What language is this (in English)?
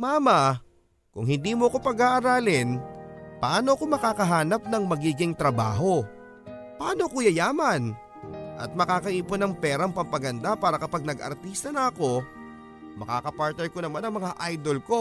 Filipino